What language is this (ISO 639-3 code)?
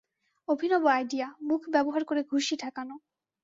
ben